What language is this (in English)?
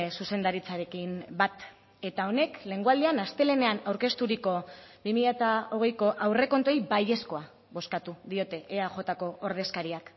Basque